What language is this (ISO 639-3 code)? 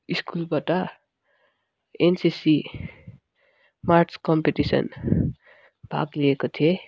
nep